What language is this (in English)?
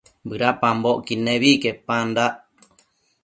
Matsés